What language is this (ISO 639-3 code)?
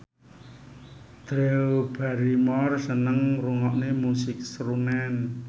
jav